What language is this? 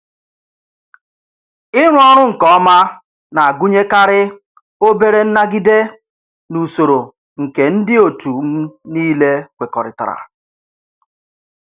Igbo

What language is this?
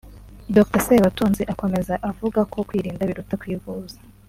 Kinyarwanda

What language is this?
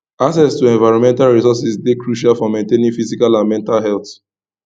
Nigerian Pidgin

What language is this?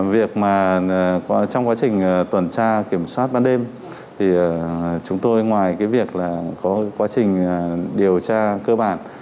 Vietnamese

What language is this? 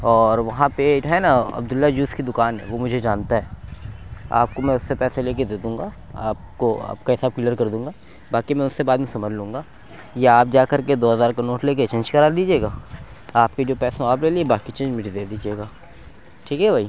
Urdu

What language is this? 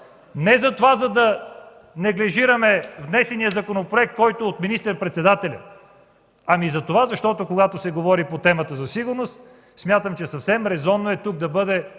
Bulgarian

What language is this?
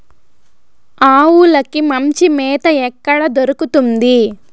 Telugu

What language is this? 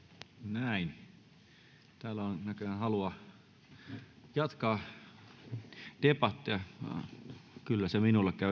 Finnish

